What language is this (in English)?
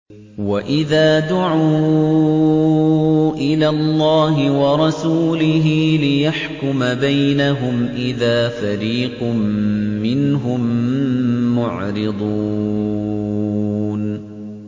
Arabic